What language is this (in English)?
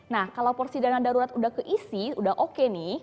Indonesian